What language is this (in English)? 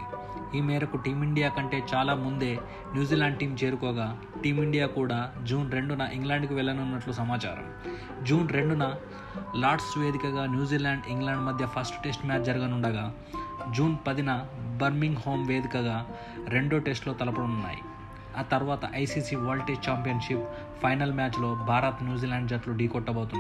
Telugu